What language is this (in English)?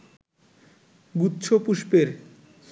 Bangla